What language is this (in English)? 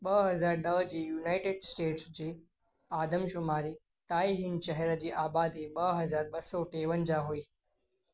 Sindhi